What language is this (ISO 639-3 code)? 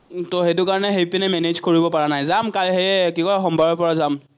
asm